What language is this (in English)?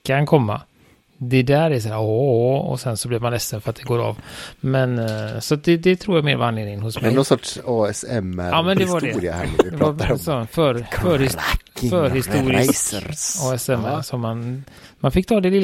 Swedish